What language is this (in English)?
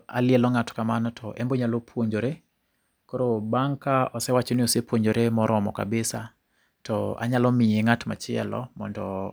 Luo (Kenya and Tanzania)